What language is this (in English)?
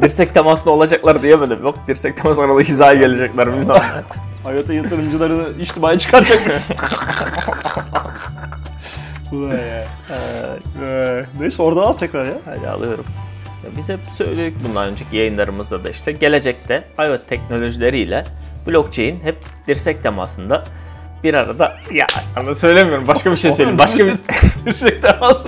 Turkish